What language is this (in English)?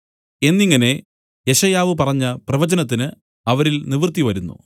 Malayalam